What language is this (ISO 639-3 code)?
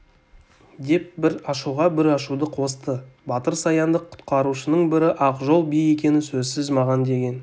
kaz